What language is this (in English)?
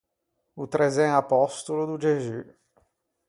Ligurian